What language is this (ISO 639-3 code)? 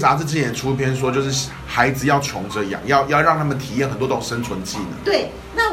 zho